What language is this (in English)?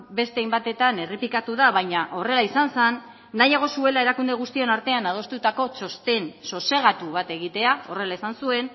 Basque